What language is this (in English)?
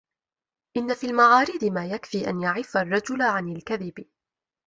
Arabic